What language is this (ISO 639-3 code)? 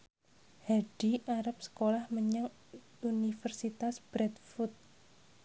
jav